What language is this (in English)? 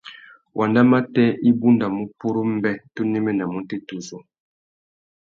Tuki